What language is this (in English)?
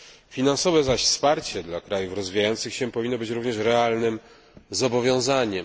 Polish